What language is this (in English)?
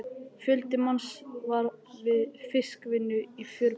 Icelandic